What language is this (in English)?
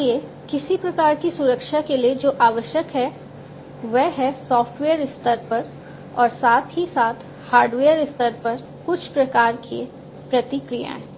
Hindi